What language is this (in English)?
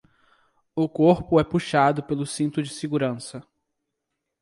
Portuguese